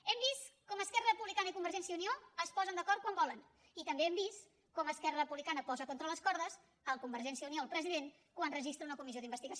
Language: Catalan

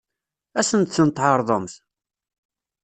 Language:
Kabyle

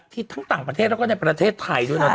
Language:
Thai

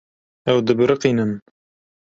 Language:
Kurdish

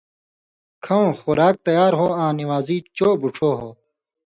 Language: Indus Kohistani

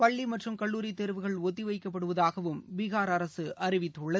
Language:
Tamil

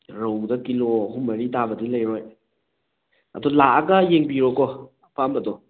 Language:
Manipuri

